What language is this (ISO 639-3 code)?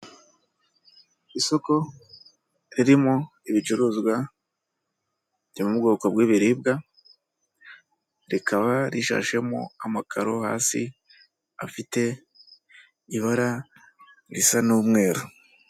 kin